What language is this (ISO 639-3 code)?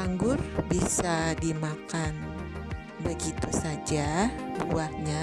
ind